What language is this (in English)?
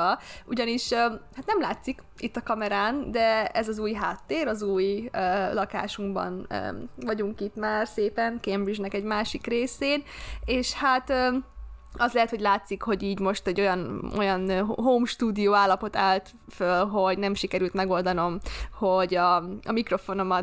Hungarian